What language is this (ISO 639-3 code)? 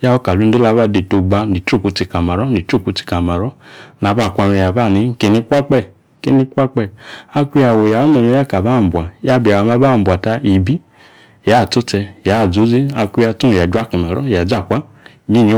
ekr